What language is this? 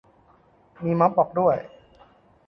Thai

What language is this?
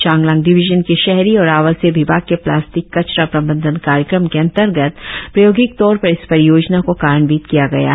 Hindi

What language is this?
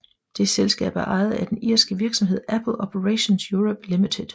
Danish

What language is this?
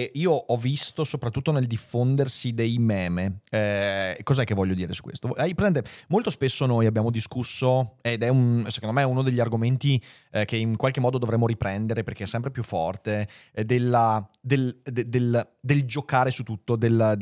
Italian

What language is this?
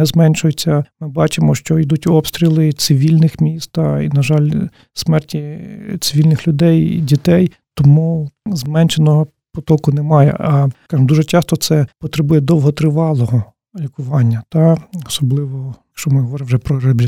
Ukrainian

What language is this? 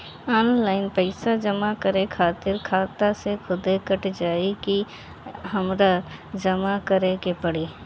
Bhojpuri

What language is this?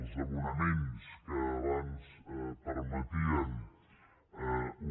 Catalan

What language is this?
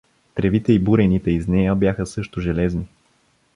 Bulgarian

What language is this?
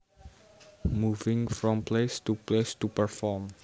Javanese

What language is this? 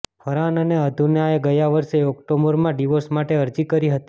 Gujarati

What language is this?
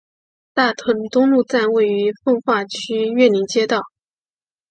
Chinese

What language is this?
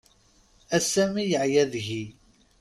Kabyle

